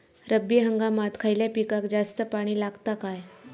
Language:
Marathi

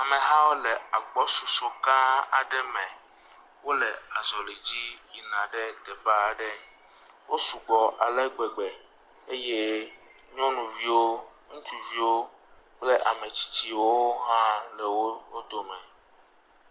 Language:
Ewe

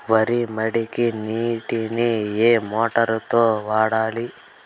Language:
Telugu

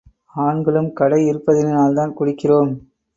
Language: Tamil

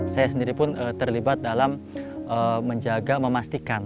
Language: Indonesian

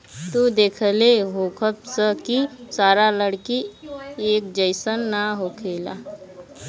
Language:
Bhojpuri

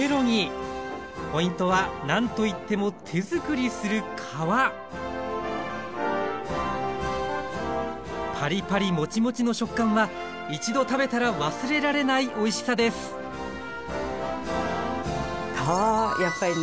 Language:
Japanese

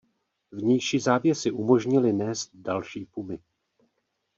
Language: Czech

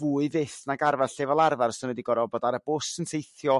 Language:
Welsh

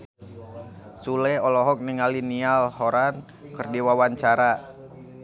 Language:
Sundanese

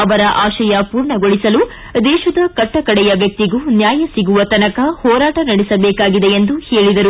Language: Kannada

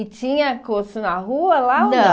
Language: Portuguese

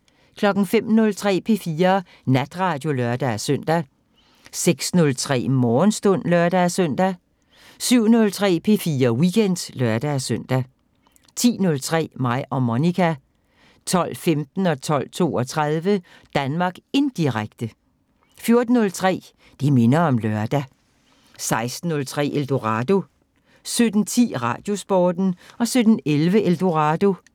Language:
Danish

